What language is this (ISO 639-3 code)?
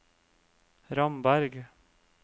nor